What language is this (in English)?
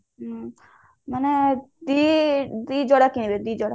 Odia